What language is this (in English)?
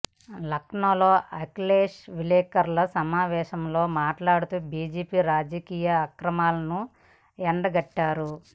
Telugu